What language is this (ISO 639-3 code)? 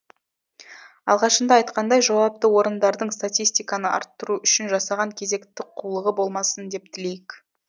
kaz